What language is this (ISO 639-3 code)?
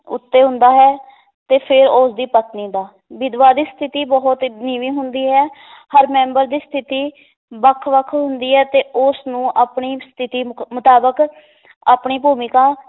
pan